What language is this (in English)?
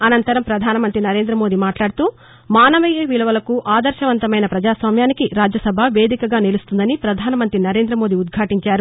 Telugu